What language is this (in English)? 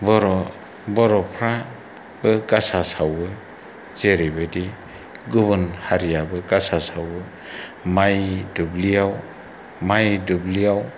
Bodo